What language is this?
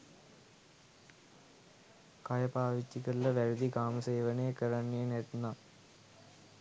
Sinhala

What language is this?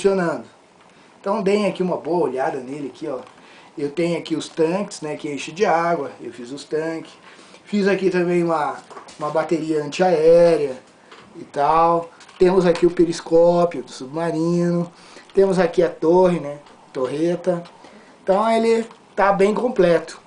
Portuguese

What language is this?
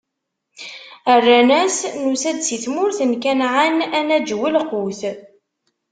Kabyle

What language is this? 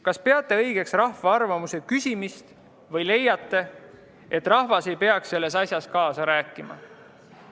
Estonian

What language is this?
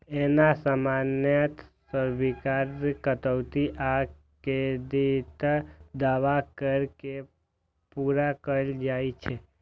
Maithili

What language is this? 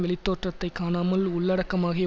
Tamil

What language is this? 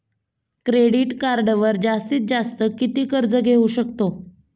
Marathi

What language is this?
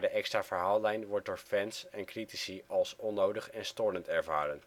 Dutch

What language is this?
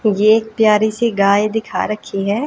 Hindi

